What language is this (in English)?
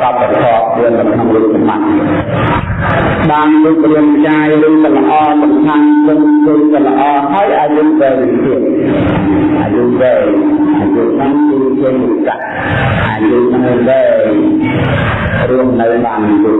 Vietnamese